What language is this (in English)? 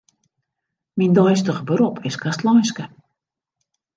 Western Frisian